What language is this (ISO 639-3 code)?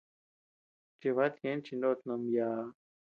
cux